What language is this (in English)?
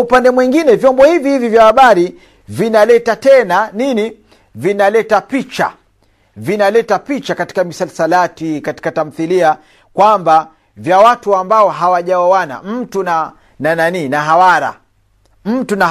Swahili